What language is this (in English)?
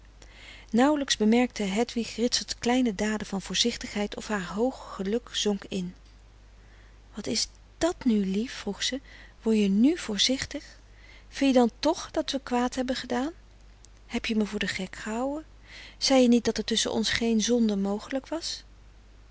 Dutch